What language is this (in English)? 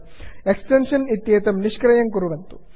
Sanskrit